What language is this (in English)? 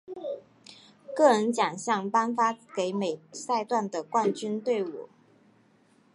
Chinese